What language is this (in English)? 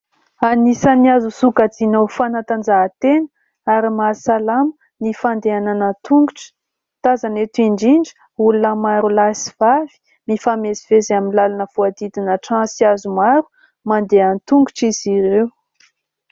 Malagasy